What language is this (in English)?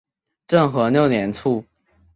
Chinese